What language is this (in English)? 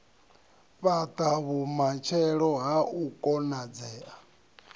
Venda